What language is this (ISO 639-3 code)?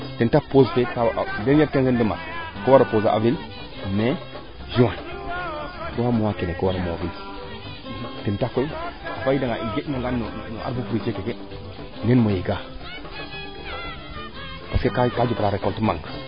srr